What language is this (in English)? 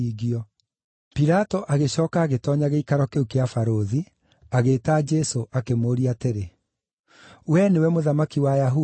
Kikuyu